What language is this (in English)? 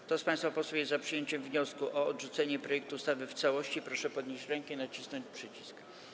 Polish